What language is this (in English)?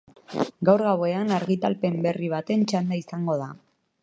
Basque